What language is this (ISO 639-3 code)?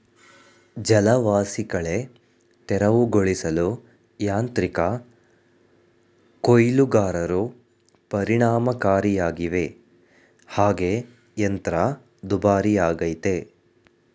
kan